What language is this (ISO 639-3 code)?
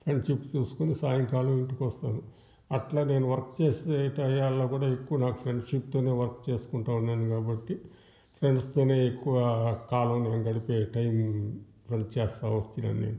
tel